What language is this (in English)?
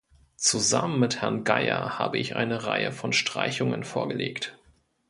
German